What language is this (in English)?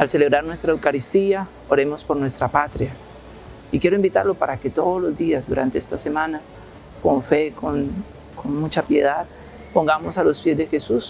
Spanish